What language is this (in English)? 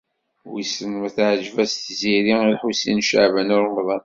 Kabyle